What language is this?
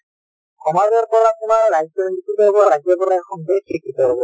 Assamese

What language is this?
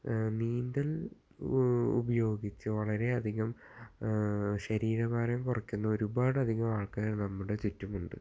Malayalam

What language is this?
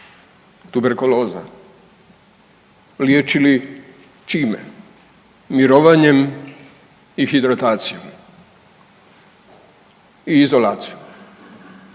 Croatian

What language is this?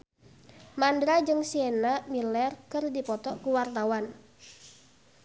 Sundanese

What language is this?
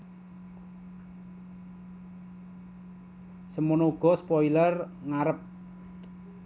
Javanese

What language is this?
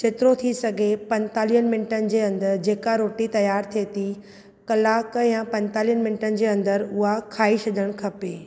Sindhi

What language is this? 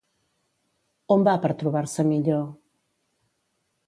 Catalan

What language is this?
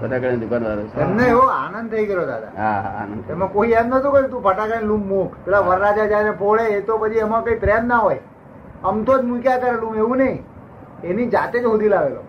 Gujarati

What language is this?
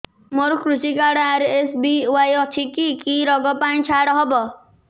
Odia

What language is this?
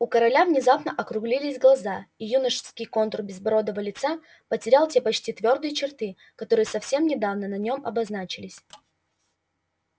Russian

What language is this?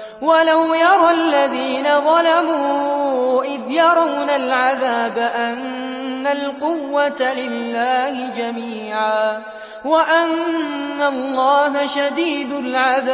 Arabic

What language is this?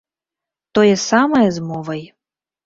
Belarusian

